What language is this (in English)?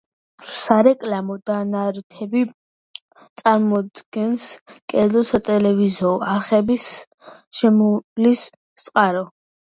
Georgian